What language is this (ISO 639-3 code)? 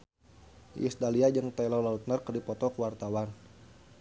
sun